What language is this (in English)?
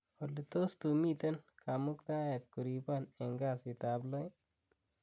Kalenjin